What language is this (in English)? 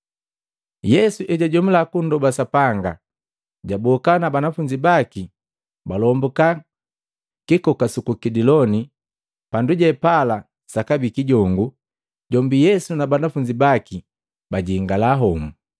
Matengo